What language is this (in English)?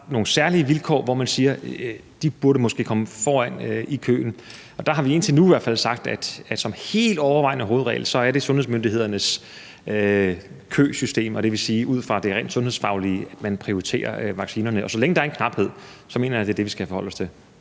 Danish